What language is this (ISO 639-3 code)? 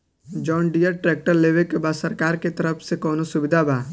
bho